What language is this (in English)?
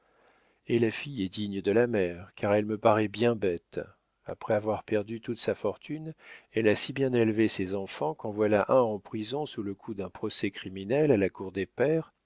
French